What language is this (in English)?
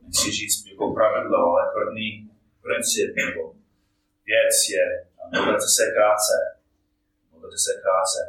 Czech